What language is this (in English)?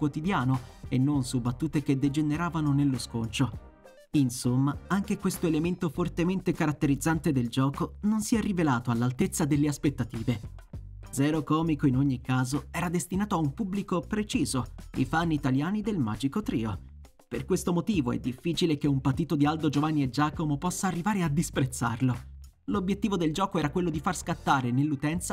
Italian